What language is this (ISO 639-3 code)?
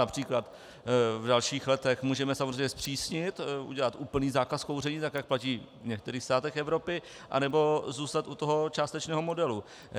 ces